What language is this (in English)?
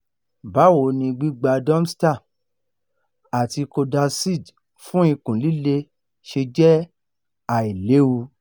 Yoruba